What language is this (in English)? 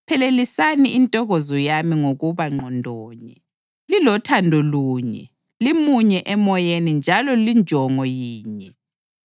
North Ndebele